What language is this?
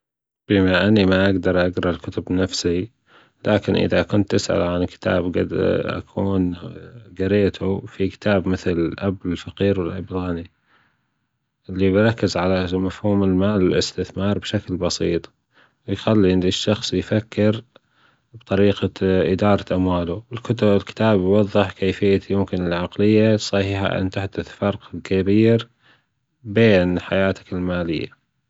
Gulf Arabic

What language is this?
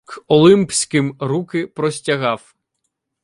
Ukrainian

